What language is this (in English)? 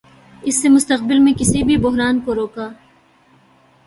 Urdu